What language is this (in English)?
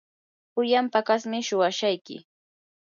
Yanahuanca Pasco Quechua